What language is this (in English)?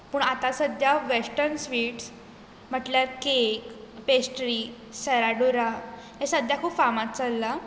Konkani